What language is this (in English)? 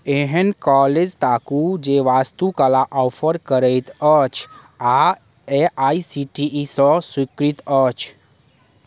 Maithili